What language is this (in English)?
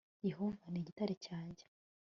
Kinyarwanda